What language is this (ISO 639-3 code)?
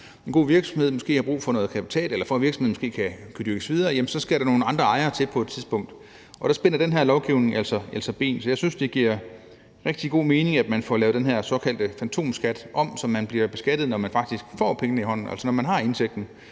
dan